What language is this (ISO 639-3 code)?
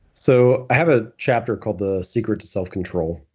eng